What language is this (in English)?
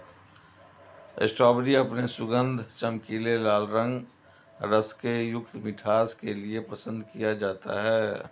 Hindi